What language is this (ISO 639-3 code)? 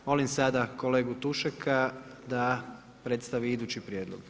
hrv